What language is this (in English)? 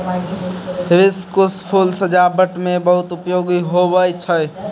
Maithili